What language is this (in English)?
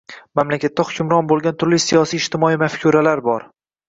Uzbek